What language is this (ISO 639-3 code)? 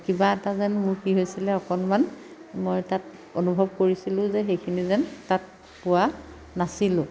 asm